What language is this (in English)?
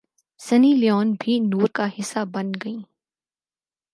Urdu